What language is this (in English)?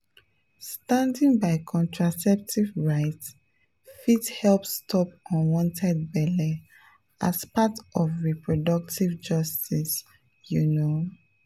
Nigerian Pidgin